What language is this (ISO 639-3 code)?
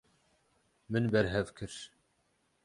kur